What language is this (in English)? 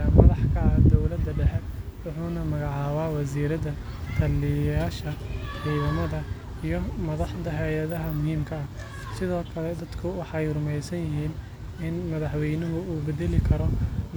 Somali